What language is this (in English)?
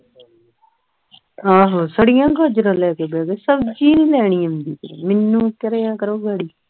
Punjabi